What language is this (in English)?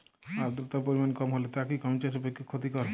Bangla